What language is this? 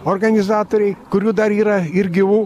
Lithuanian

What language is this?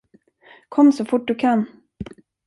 Swedish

